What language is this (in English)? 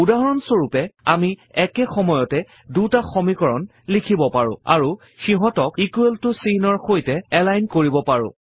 Assamese